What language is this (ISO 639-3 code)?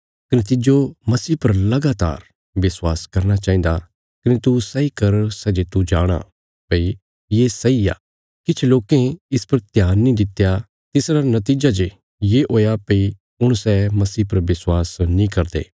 kfs